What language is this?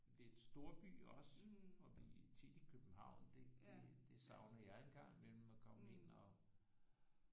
Danish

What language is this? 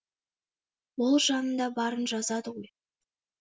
Kazakh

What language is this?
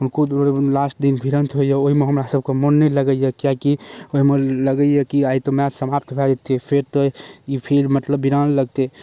Maithili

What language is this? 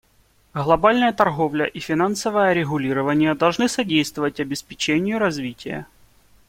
Russian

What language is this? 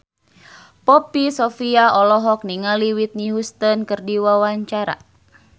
Sundanese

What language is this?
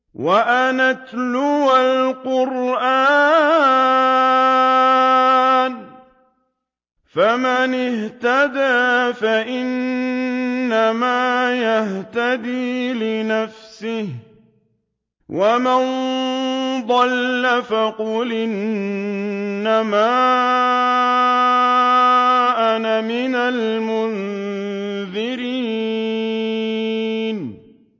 Arabic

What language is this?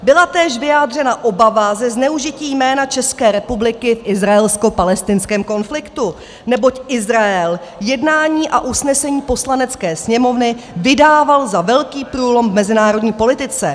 Czech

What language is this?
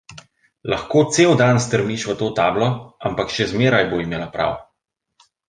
Slovenian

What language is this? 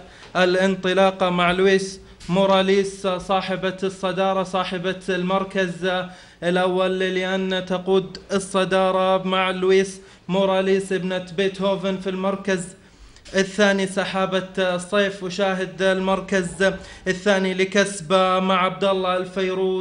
Arabic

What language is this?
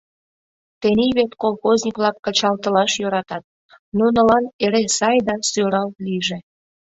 Mari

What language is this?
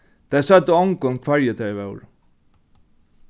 Faroese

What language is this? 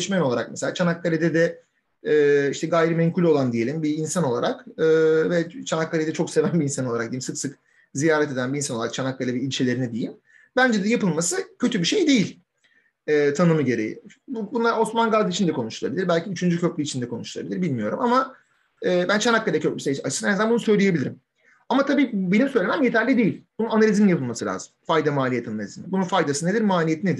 Turkish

